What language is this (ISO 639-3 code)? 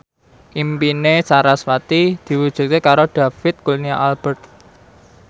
jav